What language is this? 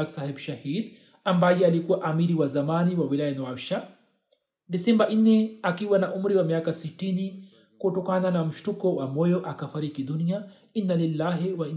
Swahili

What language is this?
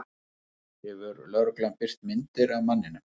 Icelandic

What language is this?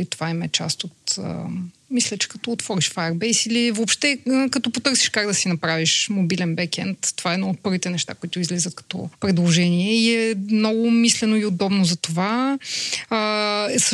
Bulgarian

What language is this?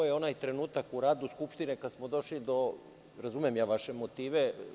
Serbian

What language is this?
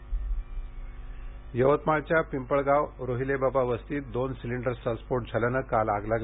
Marathi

